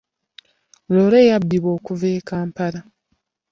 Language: Ganda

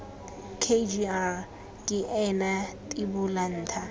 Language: Tswana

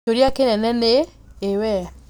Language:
Kikuyu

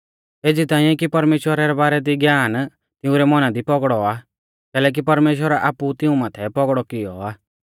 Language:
Mahasu Pahari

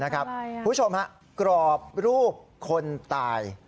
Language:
Thai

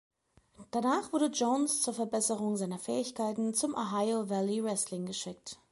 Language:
German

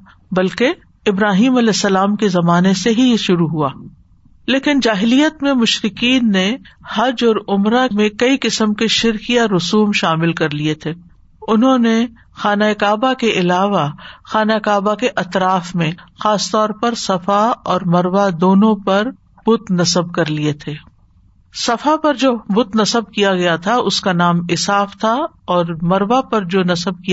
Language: Urdu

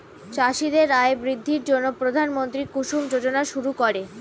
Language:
Bangla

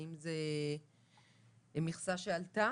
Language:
Hebrew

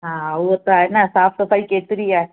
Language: Sindhi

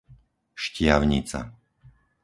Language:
Slovak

